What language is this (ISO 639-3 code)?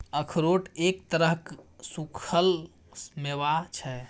mai